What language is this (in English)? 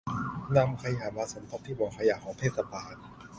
Thai